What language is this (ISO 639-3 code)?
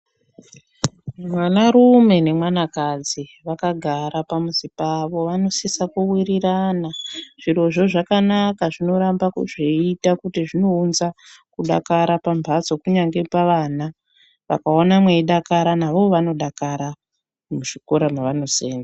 ndc